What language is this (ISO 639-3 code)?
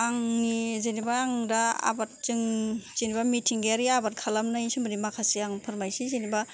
brx